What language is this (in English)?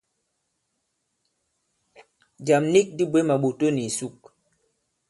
Bankon